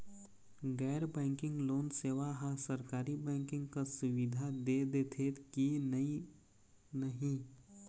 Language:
Chhattisgarhi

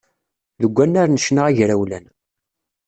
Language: Kabyle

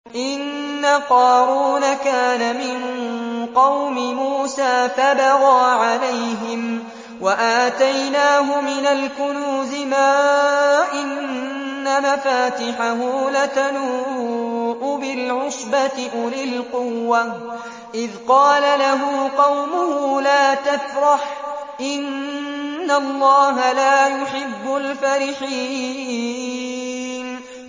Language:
Arabic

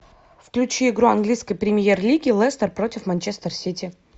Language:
Russian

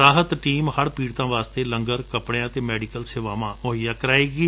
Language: Punjabi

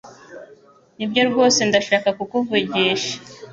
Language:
Kinyarwanda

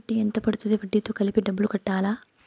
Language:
Telugu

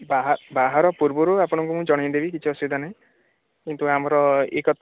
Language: Odia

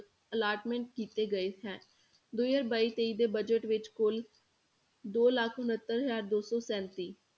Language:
Punjabi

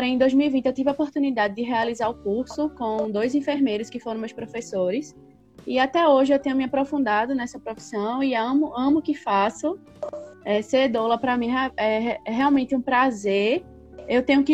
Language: Portuguese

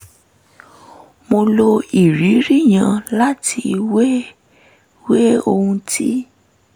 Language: Yoruba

